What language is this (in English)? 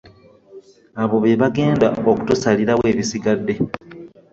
Ganda